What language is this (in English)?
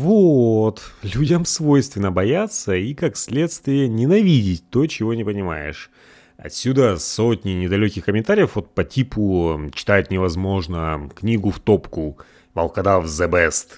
Russian